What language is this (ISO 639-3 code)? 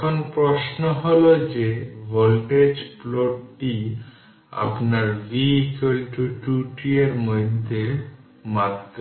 ben